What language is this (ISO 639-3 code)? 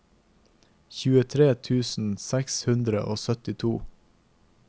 nor